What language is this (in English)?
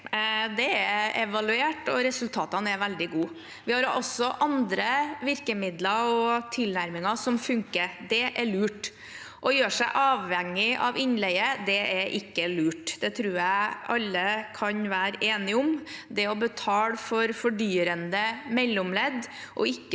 Norwegian